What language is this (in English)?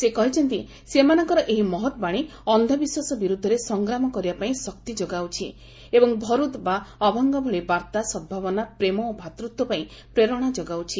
Odia